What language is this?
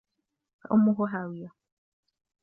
Arabic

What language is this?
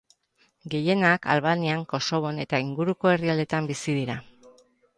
Basque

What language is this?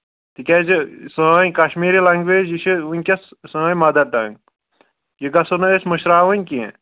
Kashmiri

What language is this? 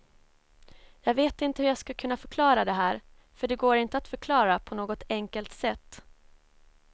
Swedish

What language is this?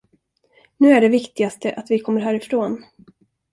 Swedish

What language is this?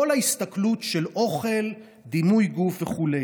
Hebrew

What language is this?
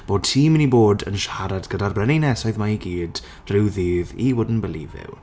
Welsh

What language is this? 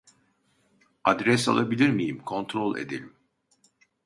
Turkish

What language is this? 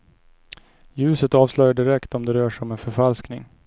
Swedish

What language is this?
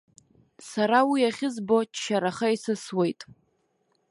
Abkhazian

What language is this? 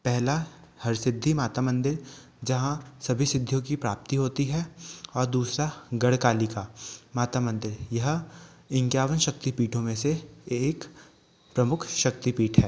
Hindi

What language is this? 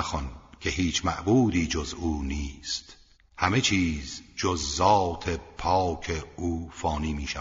Persian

